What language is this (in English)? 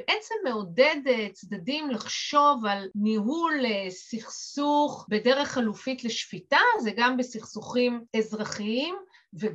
Hebrew